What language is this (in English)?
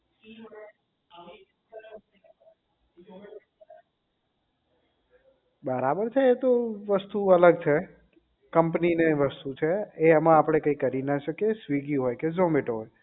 Gujarati